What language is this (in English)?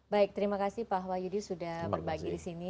Indonesian